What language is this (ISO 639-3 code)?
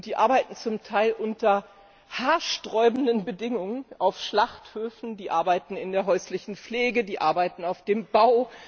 deu